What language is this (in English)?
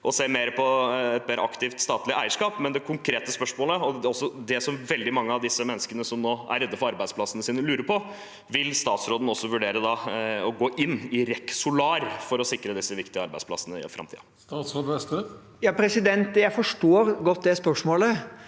Norwegian